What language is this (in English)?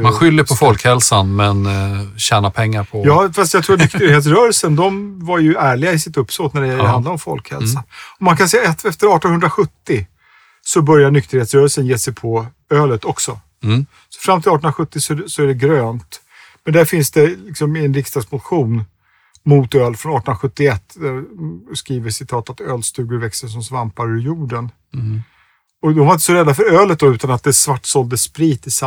Swedish